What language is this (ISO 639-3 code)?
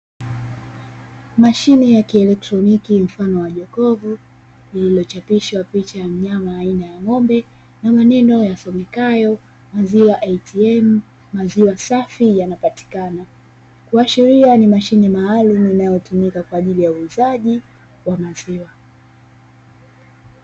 swa